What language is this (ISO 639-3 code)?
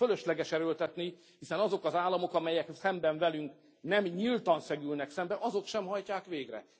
hun